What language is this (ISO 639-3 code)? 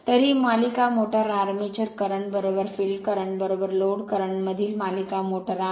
mar